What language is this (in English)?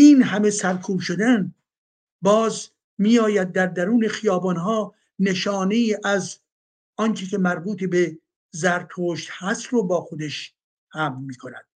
Persian